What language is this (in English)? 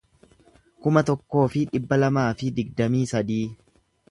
Oromo